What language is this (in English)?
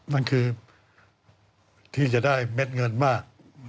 Thai